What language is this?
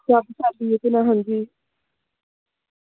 Dogri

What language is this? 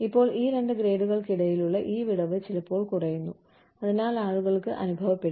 Malayalam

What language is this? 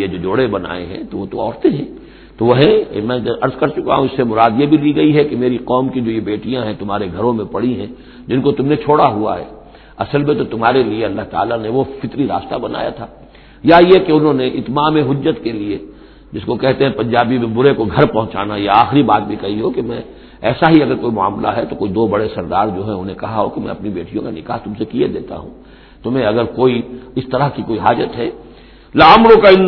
Urdu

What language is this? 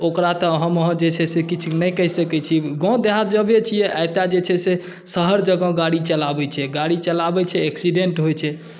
Maithili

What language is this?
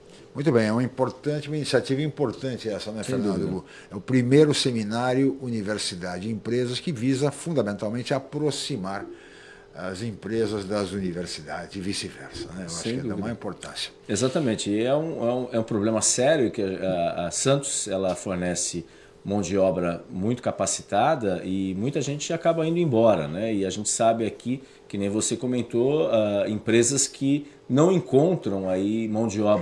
Portuguese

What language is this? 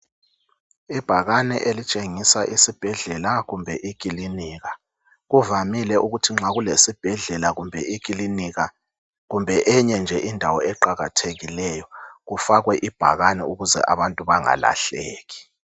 North Ndebele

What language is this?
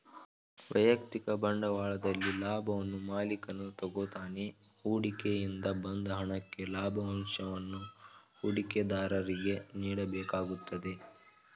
Kannada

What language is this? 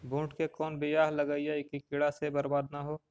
Magahi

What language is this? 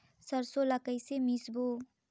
Chhattisgarhi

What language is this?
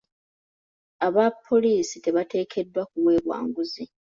Ganda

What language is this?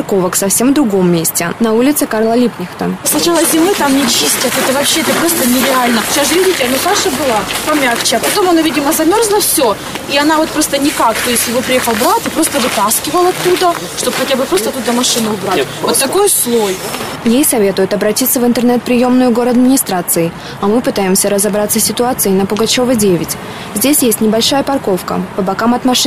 Russian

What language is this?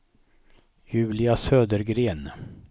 Swedish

